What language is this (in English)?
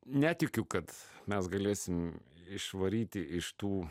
Lithuanian